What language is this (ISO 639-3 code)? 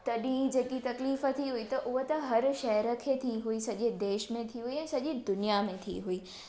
snd